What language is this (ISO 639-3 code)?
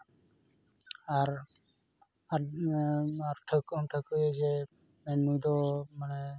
sat